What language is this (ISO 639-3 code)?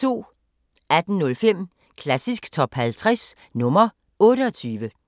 dan